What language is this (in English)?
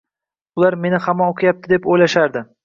Uzbek